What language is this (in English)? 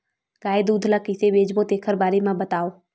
Chhattisgarhi